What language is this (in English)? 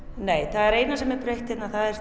Icelandic